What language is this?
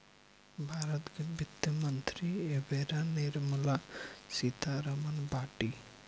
Bhojpuri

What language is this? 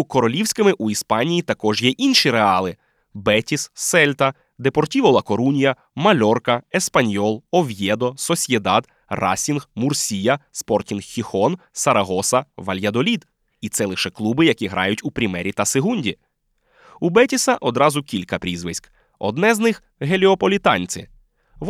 Ukrainian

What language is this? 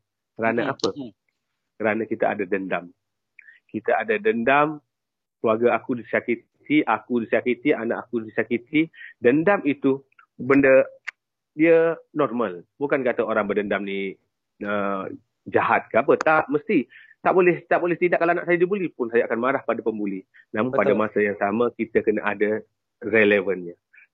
Malay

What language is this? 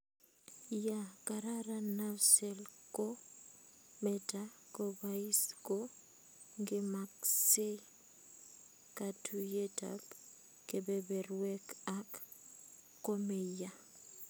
Kalenjin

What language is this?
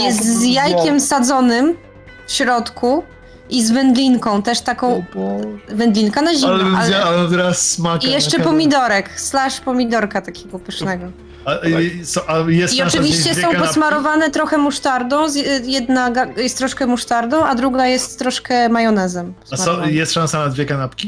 Polish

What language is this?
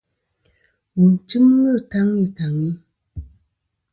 Kom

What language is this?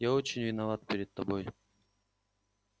Russian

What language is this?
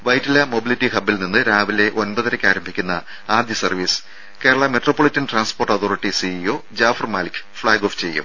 Malayalam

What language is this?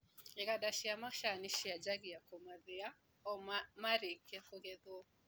Kikuyu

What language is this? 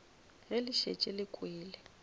Northern Sotho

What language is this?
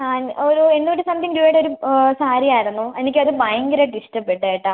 Malayalam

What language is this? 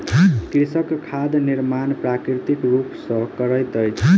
Maithili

